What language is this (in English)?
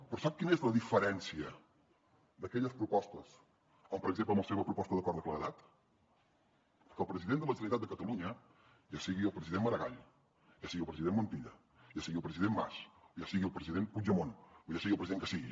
Catalan